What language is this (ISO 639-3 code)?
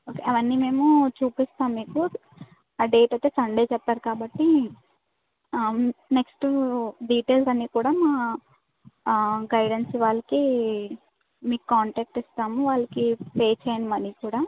tel